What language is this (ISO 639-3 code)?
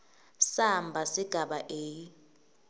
ssw